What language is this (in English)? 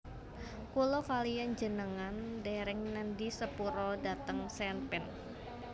Javanese